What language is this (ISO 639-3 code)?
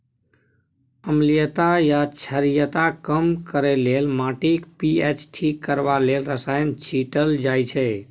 mai